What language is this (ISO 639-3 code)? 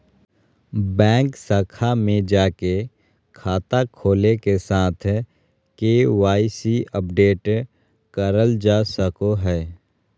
mag